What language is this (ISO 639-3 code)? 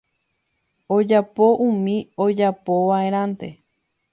grn